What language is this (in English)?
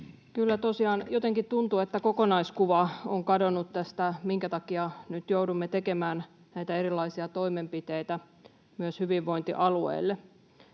Finnish